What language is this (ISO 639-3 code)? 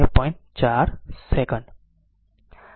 guj